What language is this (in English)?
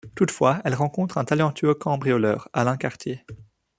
French